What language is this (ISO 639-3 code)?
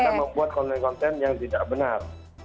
ind